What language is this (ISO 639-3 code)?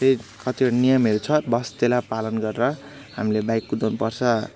nep